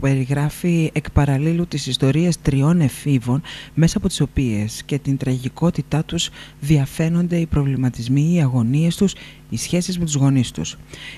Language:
Greek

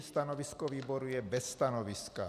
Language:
Czech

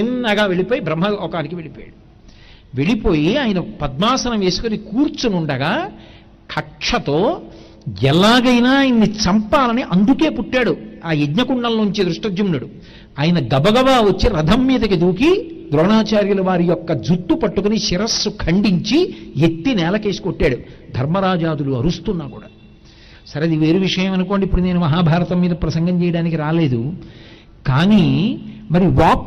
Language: Telugu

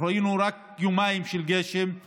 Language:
Hebrew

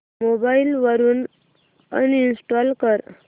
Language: Marathi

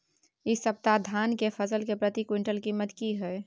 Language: Maithili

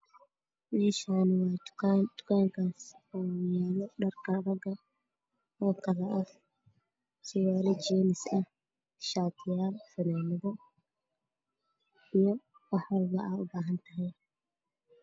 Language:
Somali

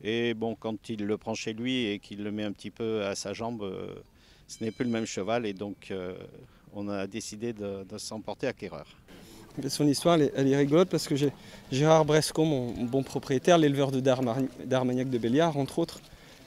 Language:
French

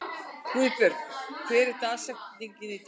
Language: Icelandic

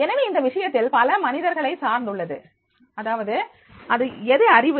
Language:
Tamil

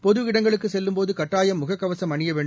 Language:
Tamil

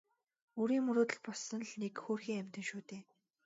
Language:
Mongolian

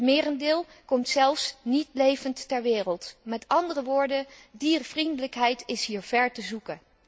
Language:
Dutch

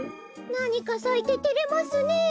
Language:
Japanese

